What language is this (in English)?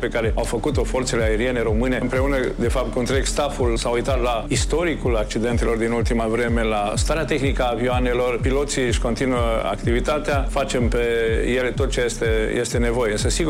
Romanian